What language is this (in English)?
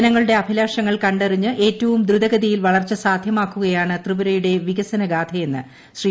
Malayalam